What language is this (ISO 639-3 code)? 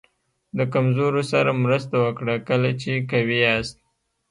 pus